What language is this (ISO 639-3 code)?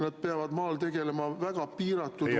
est